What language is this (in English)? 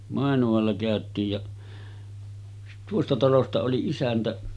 Finnish